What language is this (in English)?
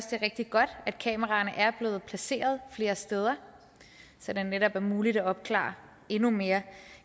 Danish